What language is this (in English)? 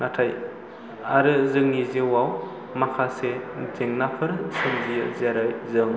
Bodo